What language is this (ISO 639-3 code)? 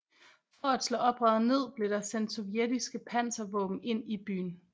dan